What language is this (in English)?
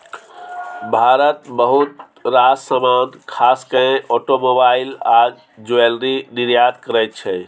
Maithili